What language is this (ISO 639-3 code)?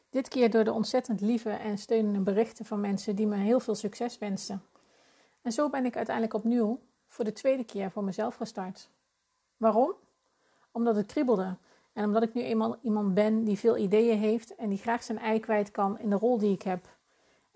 nld